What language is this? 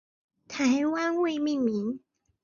Chinese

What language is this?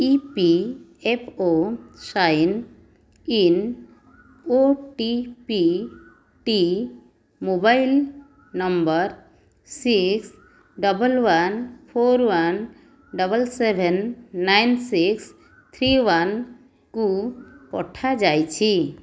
Odia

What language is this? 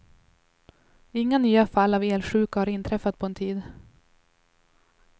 Swedish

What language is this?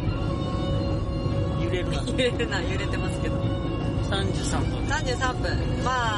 Japanese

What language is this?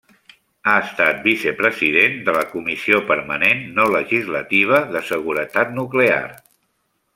Catalan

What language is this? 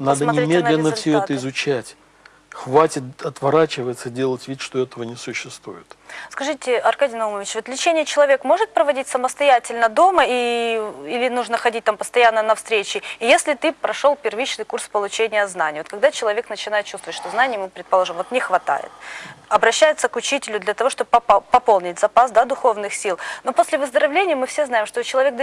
Russian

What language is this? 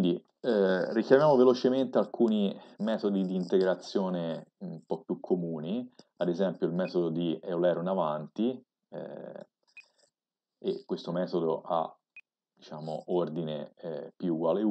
Italian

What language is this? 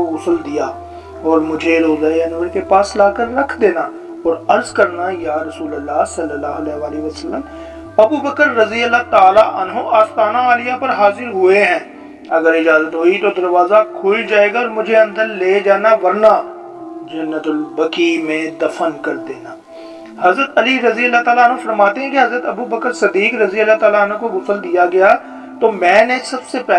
Urdu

